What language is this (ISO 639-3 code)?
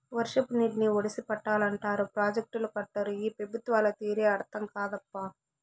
tel